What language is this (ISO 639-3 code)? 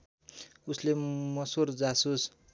nep